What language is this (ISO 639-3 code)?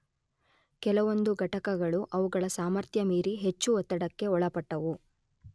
kan